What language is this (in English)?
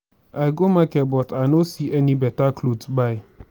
Nigerian Pidgin